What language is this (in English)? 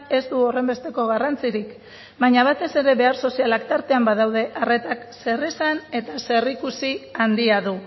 Basque